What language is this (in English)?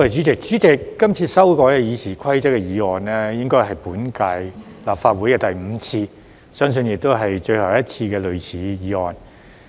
Cantonese